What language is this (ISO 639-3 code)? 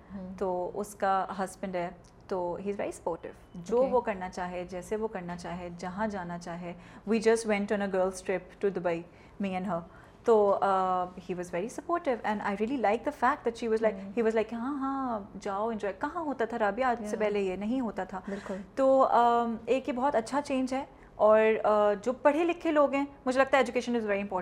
urd